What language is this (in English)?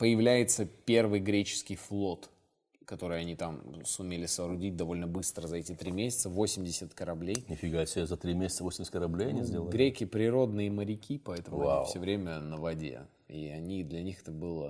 Russian